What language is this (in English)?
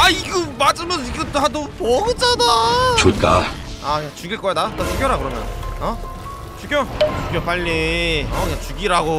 Korean